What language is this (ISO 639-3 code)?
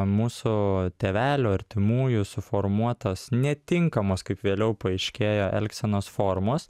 lit